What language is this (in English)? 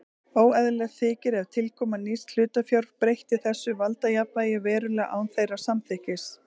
Icelandic